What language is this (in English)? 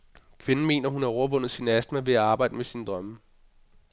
Danish